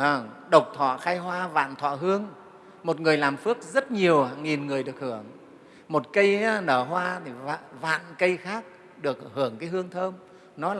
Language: Vietnamese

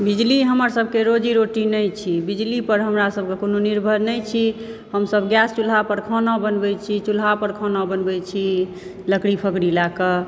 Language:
Maithili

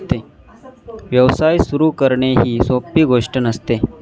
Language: Marathi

